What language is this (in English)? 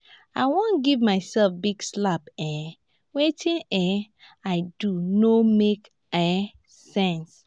Nigerian Pidgin